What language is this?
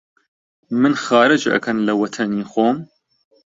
Central Kurdish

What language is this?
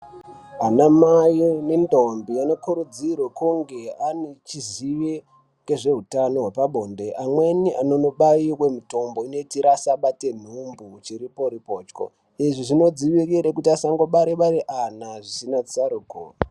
Ndau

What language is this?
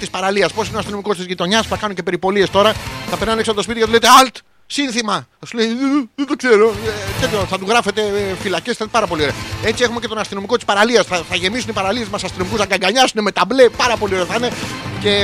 Greek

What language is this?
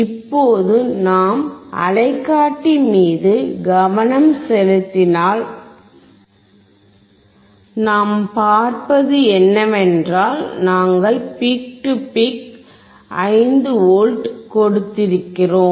Tamil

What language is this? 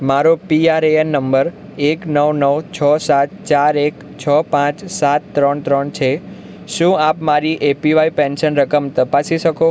Gujarati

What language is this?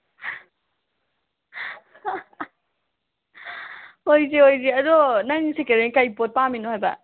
Manipuri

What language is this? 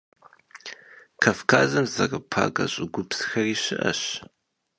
Kabardian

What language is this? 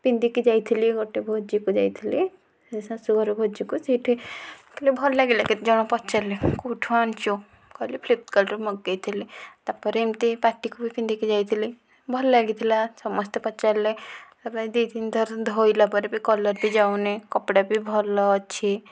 Odia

